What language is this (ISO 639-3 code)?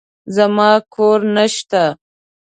pus